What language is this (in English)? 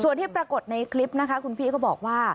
Thai